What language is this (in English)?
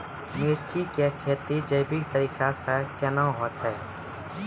Maithili